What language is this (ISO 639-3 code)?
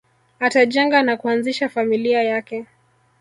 swa